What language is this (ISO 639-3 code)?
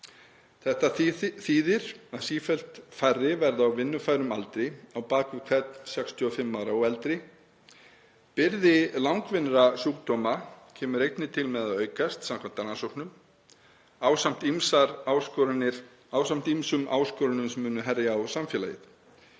isl